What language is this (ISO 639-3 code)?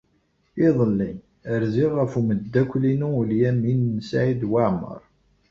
kab